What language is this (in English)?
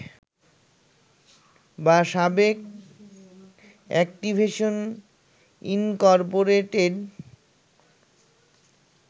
Bangla